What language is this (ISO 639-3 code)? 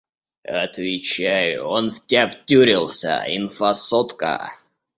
rus